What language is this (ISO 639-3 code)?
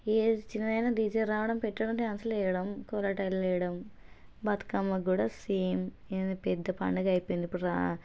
tel